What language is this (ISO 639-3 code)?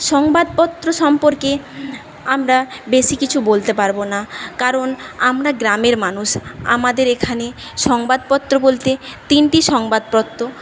ben